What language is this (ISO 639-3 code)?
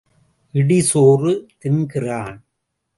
tam